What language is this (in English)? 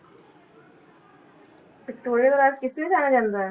Punjabi